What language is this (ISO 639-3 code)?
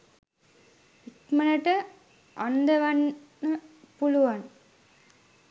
sin